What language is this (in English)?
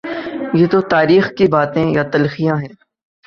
Urdu